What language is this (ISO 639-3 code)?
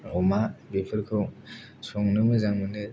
brx